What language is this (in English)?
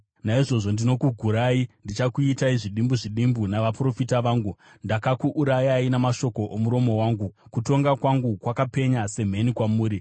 Shona